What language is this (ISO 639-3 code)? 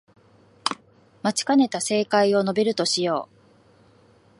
jpn